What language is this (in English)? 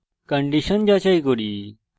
Bangla